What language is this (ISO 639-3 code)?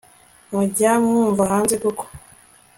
kin